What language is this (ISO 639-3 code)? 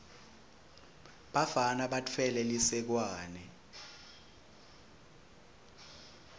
ssw